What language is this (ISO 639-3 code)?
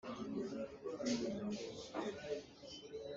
cnh